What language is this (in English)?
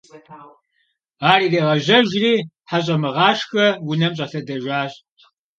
Kabardian